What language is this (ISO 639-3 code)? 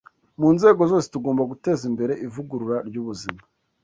kin